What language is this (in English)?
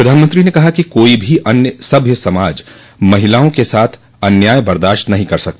Hindi